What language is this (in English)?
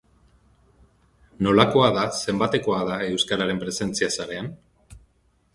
Basque